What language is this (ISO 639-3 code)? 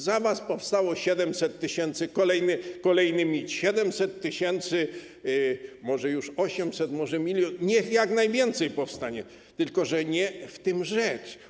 pol